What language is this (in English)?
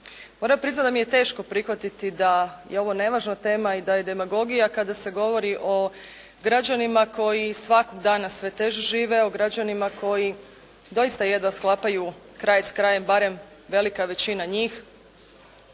Croatian